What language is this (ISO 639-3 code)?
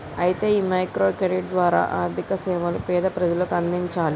tel